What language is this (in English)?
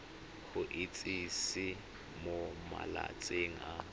Tswana